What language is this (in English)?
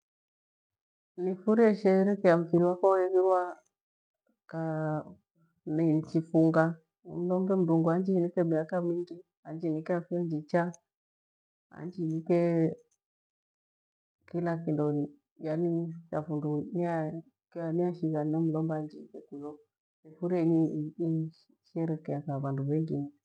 Gweno